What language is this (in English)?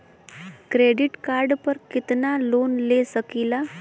Bhojpuri